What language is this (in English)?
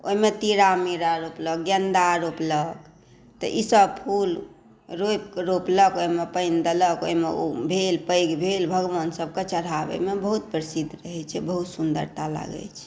Maithili